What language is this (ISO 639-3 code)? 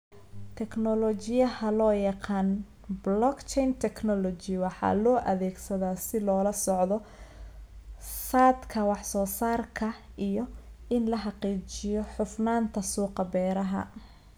som